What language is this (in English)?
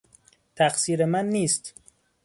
Persian